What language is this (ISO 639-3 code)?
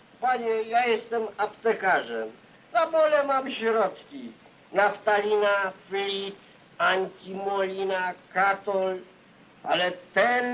pol